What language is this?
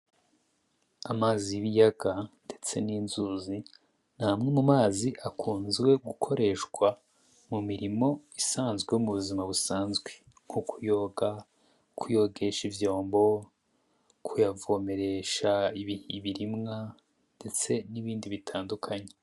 Rundi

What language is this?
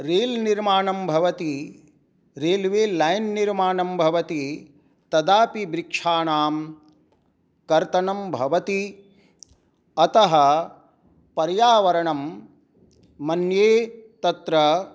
Sanskrit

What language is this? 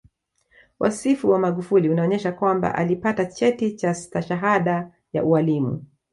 Swahili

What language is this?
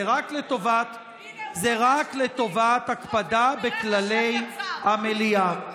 Hebrew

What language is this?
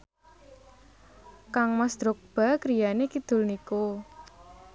Javanese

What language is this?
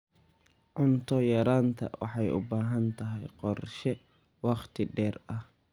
Somali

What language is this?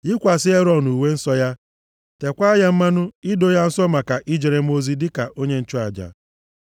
Igbo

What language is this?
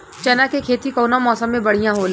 Bhojpuri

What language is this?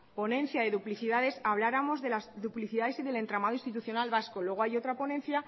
Spanish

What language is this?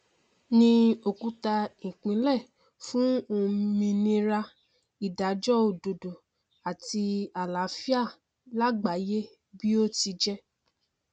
Yoruba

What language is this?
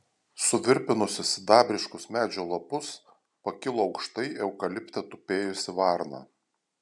Lithuanian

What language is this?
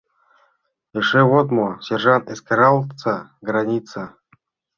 Mari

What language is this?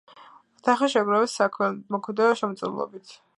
Georgian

